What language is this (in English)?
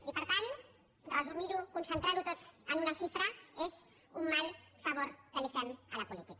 Catalan